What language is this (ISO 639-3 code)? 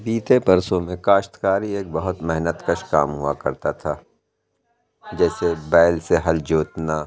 urd